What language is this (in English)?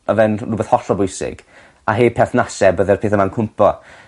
Welsh